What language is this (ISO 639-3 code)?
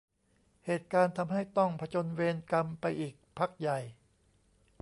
tha